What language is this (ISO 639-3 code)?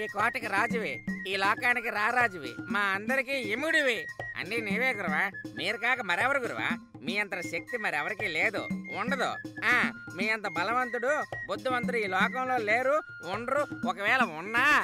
tel